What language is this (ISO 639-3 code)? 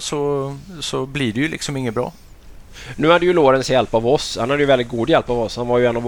swe